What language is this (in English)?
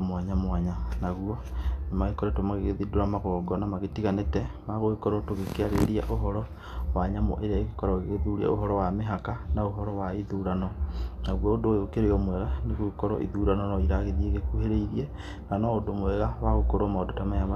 Kikuyu